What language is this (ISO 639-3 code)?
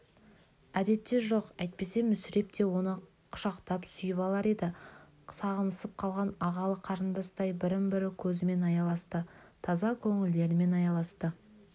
kaz